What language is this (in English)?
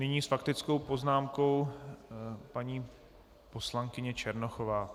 Czech